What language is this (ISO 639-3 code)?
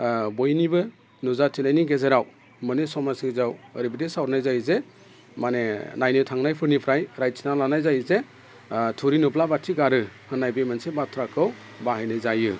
brx